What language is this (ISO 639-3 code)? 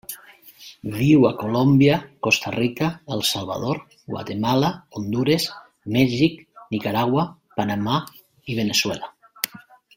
cat